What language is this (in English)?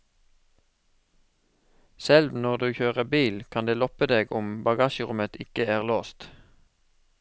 Norwegian